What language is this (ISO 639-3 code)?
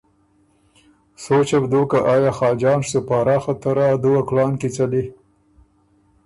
oru